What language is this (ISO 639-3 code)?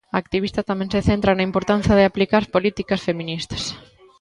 glg